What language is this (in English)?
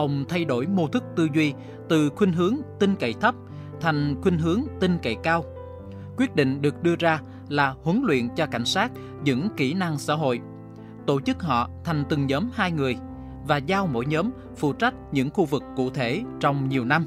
Vietnamese